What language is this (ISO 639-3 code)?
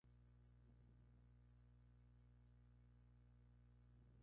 spa